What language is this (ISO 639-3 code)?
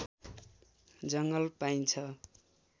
nep